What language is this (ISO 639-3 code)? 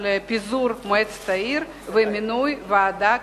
heb